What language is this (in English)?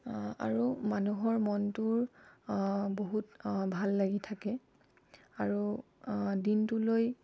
Assamese